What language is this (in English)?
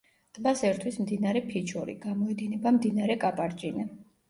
Georgian